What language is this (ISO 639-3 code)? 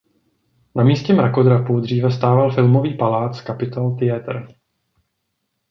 ces